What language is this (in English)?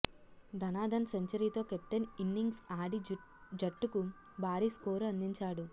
Telugu